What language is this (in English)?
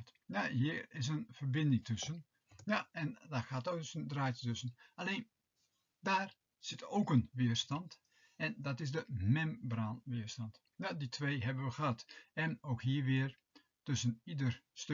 Dutch